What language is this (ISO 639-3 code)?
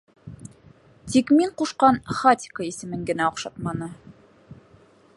bak